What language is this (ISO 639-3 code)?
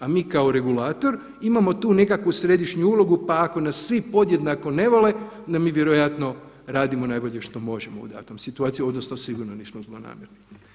hrv